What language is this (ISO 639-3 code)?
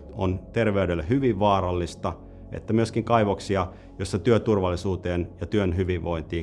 fin